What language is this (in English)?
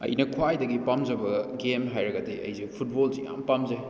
Manipuri